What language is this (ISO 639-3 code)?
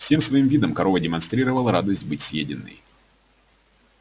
rus